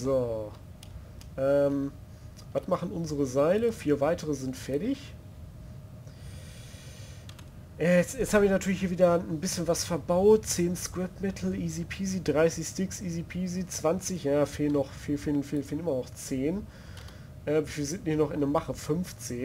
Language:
German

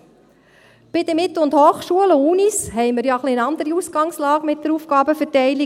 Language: Swiss German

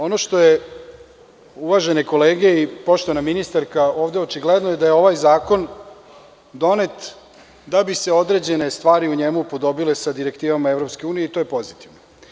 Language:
Serbian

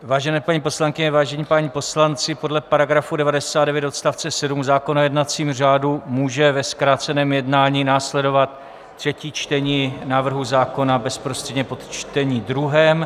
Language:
Czech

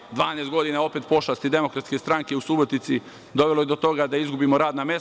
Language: Serbian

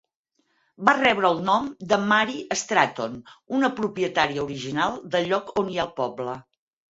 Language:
Catalan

